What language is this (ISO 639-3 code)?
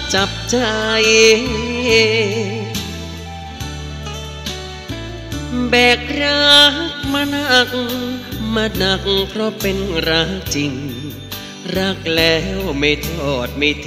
tha